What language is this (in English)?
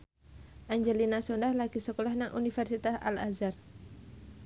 Javanese